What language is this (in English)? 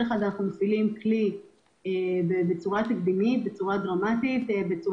Hebrew